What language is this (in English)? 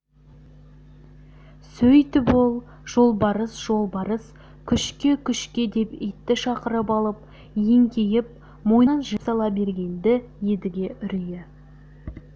Kazakh